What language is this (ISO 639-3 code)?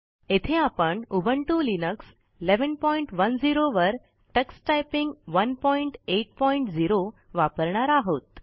mar